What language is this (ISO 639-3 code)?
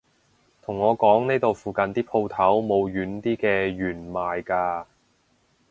yue